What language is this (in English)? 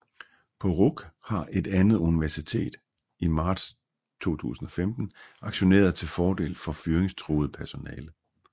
Danish